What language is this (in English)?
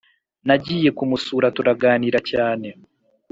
Kinyarwanda